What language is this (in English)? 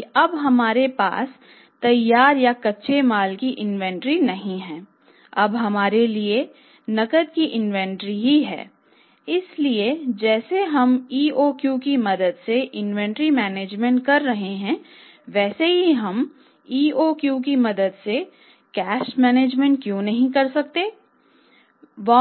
Hindi